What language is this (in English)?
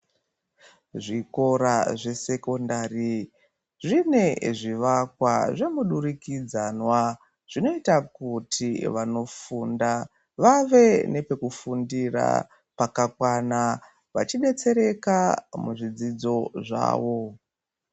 Ndau